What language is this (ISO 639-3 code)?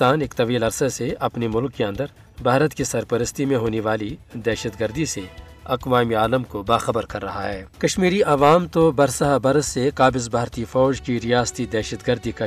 urd